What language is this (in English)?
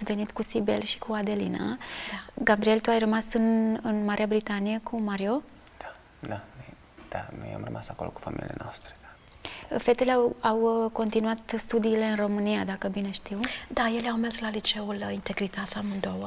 Romanian